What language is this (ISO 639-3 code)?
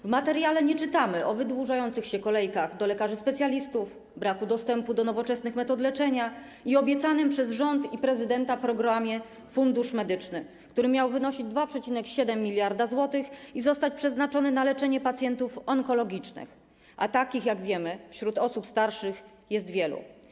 pol